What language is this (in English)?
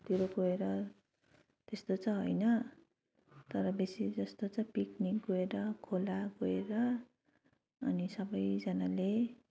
Nepali